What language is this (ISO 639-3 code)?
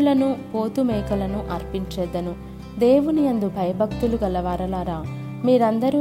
tel